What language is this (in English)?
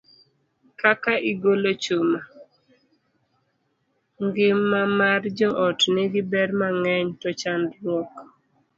Luo (Kenya and Tanzania)